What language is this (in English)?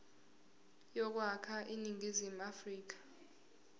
Zulu